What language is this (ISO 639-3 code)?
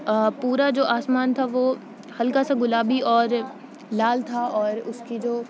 urd